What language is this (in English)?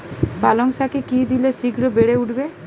Bangla